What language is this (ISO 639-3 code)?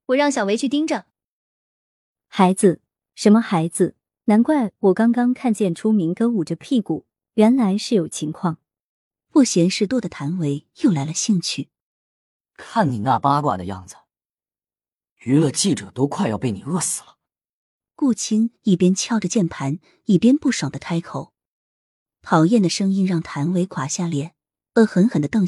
zho